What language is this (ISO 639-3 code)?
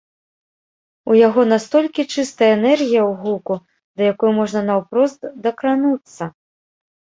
bel